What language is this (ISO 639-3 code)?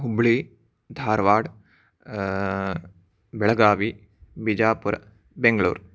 san